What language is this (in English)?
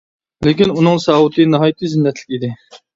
Uyghur